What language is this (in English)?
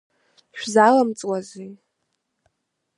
Abkhazian